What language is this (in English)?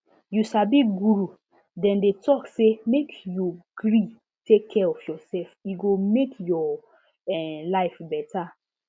Nigerian Pidgin